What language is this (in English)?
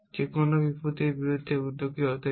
Bangla